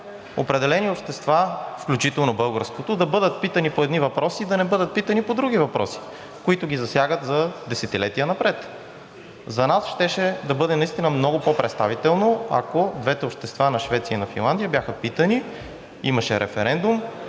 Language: Bulgarian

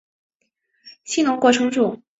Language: Chinese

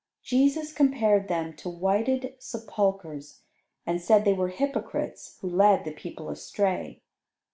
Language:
English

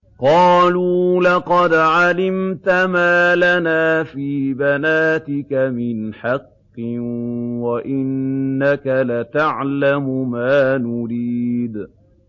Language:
Arabic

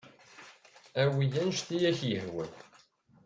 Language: Kabyle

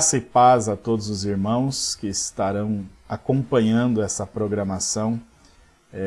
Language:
Portuguese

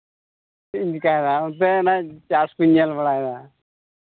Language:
Santali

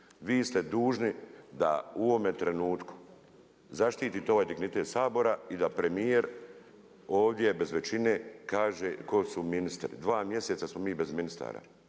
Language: Croatian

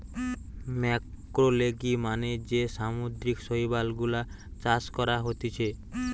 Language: Bangla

